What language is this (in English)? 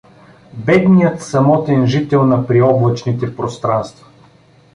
Bulgarian